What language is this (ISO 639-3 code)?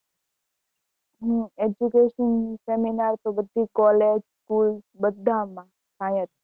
guj